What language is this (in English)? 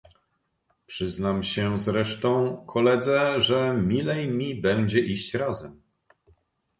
Polish